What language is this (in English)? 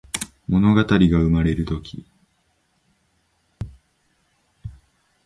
Japanese